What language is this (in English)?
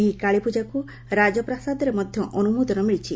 Odia